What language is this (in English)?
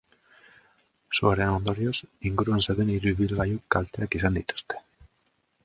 Basque